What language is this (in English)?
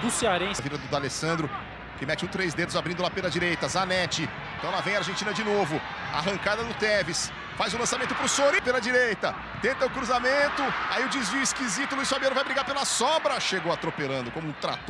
Portuguese